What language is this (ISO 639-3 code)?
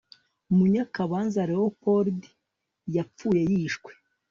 kin